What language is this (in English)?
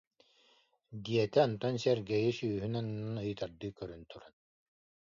Yakut